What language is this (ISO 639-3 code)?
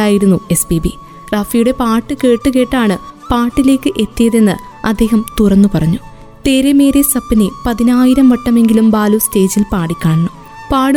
mal